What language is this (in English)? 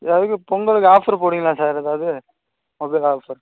Tamil